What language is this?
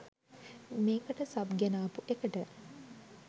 Sinhala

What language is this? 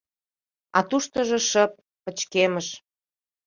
Mari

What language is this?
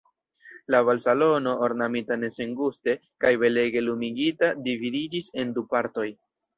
Esperanto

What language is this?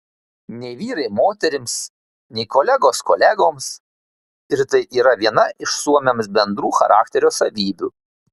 Lithuanian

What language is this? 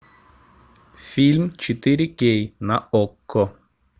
Russian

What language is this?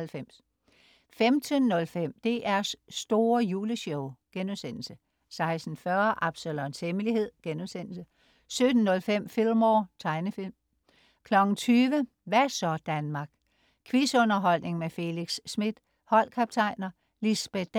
Danish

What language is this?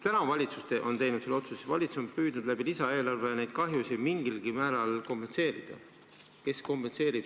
Estonian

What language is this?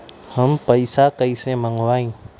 Magahi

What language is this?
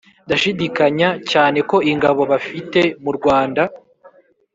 Kinyarwanda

